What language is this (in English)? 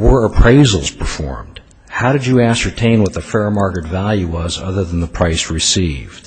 English